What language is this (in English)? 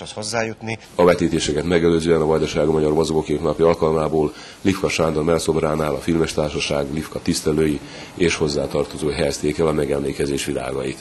Hungarian